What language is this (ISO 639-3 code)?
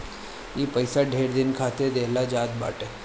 bho